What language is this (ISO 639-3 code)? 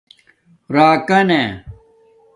dmk